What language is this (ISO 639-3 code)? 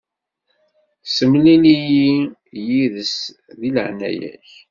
kab